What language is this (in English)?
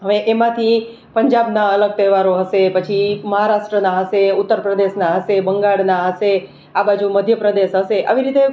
Gujarati